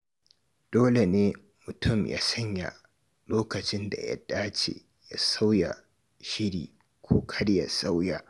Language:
Hausa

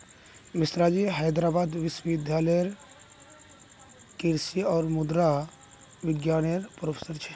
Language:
Magahi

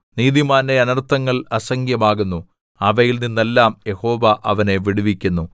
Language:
Malayalam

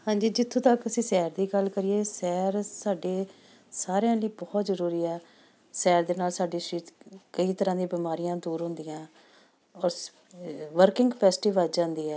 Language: Punjabi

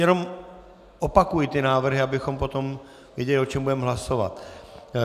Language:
Czech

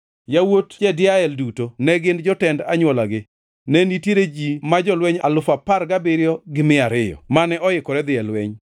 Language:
Luo (Kenya and Tanzania)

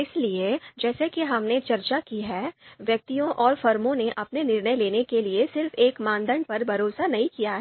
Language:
Hindi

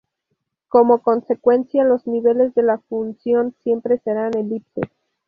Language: Spanish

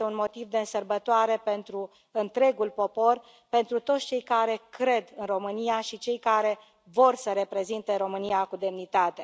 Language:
Romanian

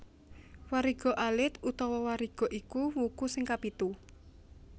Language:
Javanese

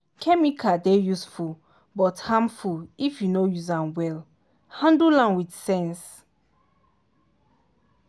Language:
Nigerian Pidgin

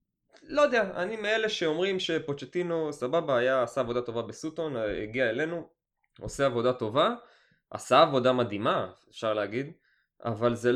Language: Hebrew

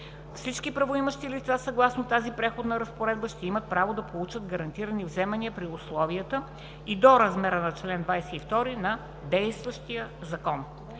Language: Bulgarian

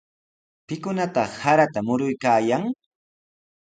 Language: Sihuas Ancash Quechua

